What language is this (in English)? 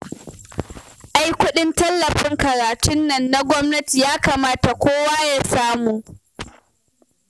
Hausa